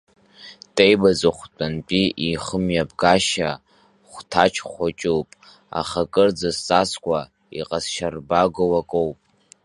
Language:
Abkhazian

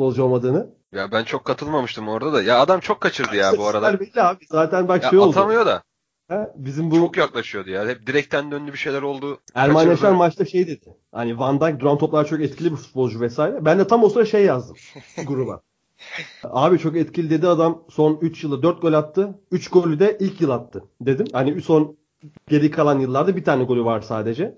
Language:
Turkish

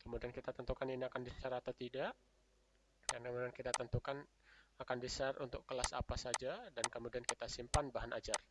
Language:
Indonesian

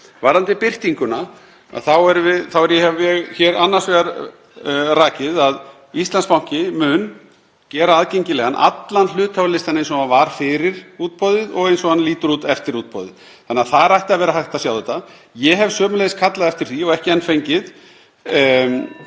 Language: Icelandic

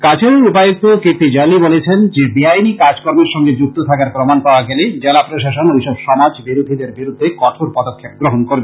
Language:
Bangla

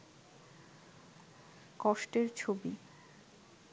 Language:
Bangla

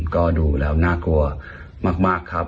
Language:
Thai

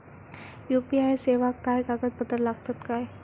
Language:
Marathi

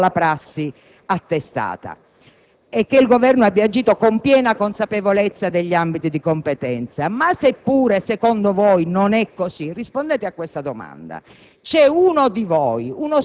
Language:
Italian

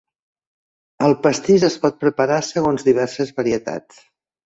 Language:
Catalan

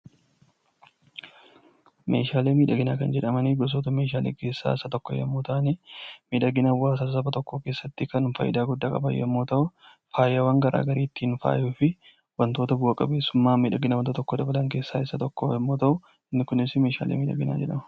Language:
Oromo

